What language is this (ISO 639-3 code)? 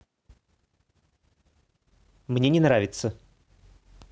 rus